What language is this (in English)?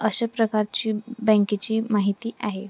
Marathi